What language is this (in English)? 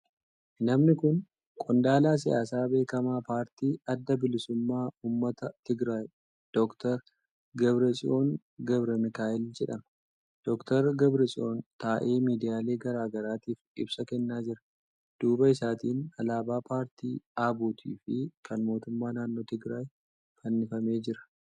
Oromo